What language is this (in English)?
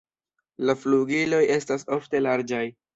Esperanto